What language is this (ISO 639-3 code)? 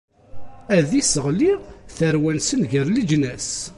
kab